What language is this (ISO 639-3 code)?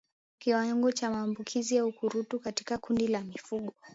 swa